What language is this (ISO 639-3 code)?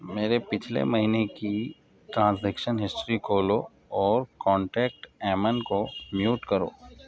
urd